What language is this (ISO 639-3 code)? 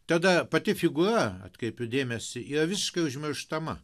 lit